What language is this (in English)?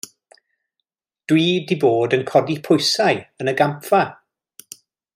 Welsh